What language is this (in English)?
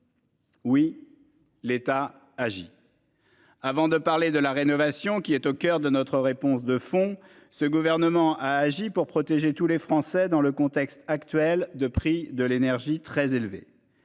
French